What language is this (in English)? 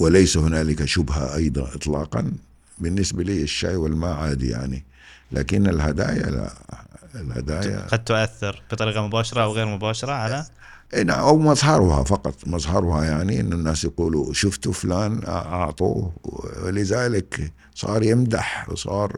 Arabic